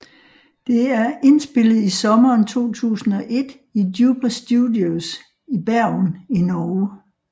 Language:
Danish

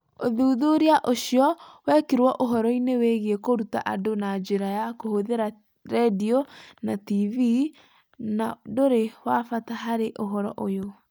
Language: Kikuyu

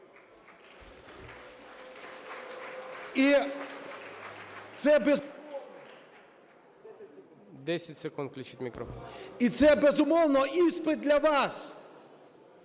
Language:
Ukrainian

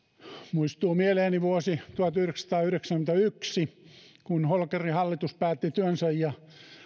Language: Finnish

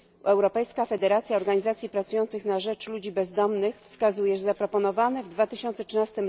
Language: Polish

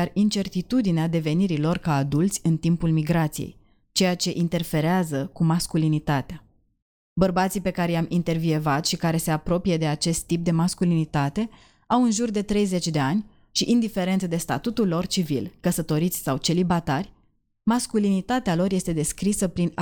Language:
Romanian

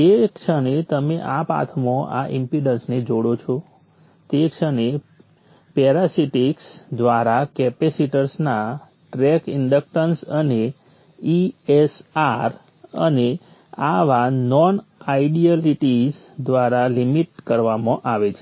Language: Gujarati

